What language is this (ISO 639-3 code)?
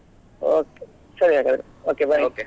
kan